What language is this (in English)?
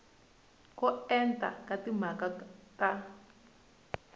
Tsonga